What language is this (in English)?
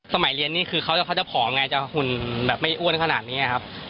Thai